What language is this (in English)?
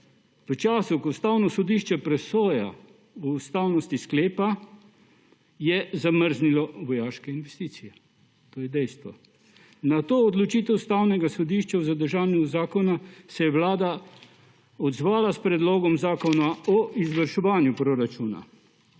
Slovenian